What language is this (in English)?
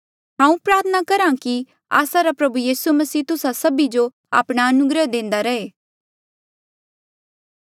Mandeali